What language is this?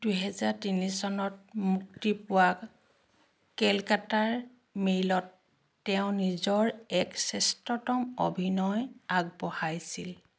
Assamese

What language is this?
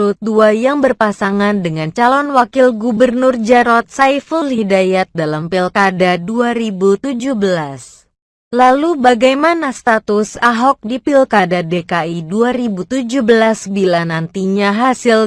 Indonesian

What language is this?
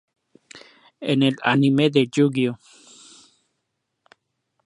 Spanish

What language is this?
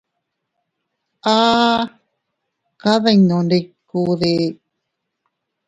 Teutila Cuicatec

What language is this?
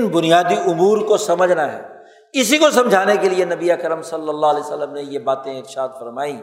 Urdu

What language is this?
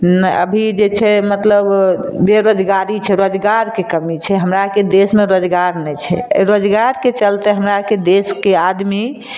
Maithili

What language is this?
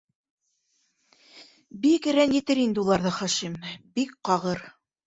Bashkir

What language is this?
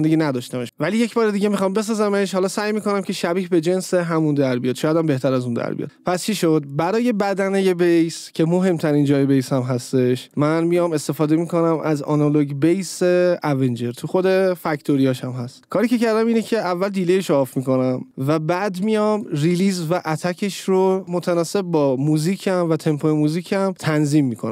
Persian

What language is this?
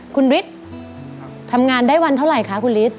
Thai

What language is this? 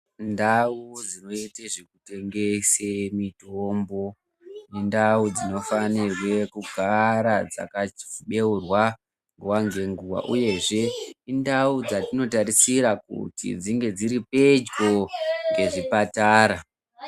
Ndau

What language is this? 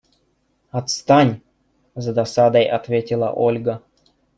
Russian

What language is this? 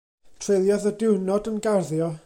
Welsh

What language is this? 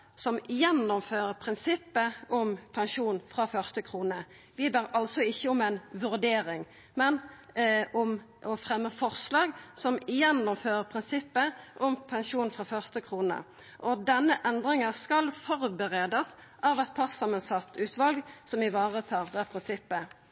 Norwegian Nynorsk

